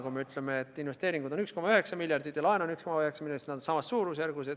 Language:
Estonian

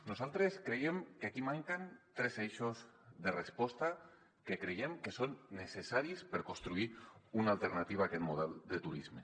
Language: Catalan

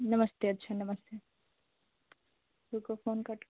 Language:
Hindi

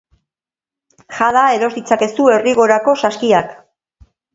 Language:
Basque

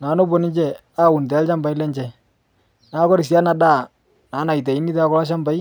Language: Masai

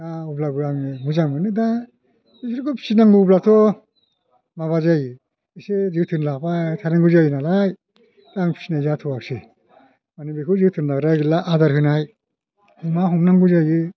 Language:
Bodo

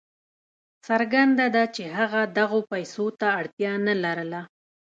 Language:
Pashto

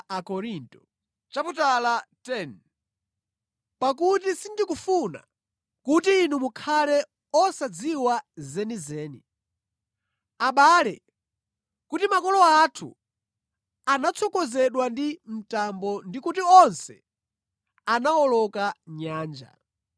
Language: Nyanja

